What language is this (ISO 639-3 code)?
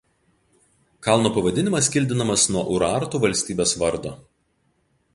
lit